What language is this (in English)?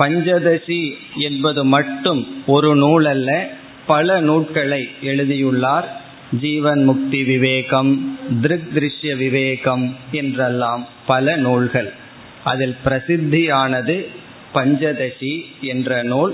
Tamil